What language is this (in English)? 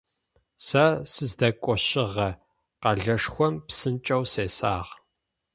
Adyghe